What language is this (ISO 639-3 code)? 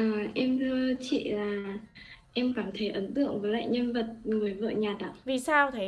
vie